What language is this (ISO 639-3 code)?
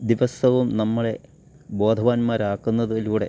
mal